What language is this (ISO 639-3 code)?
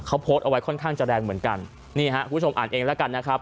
tha